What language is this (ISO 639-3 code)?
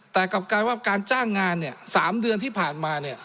tha